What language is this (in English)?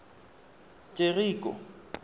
Tswana